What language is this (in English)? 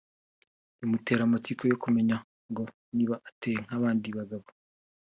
Kinyarwanda